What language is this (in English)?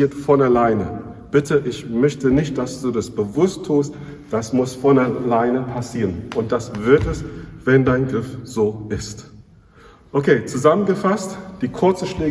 German